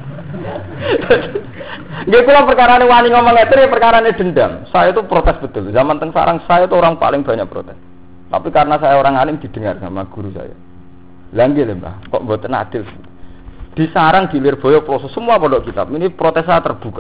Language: Indonesian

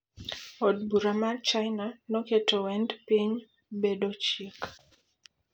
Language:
Luo (Kenya and Tanzania)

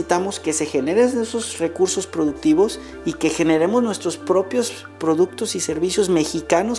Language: Spanish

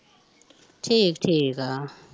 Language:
Punjabi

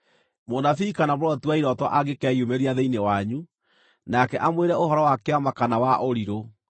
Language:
Kikuyu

